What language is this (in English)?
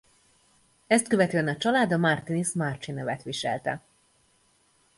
Hungarian